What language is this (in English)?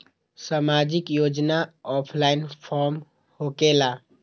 Magahi